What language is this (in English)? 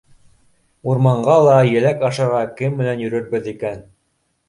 Bashkir